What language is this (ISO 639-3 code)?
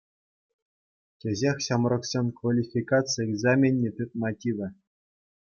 chv